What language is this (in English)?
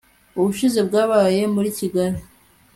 Kinyarwanda